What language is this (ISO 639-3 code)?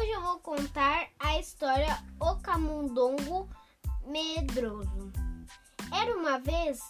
por